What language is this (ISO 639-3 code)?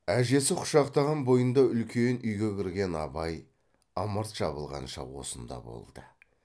kaz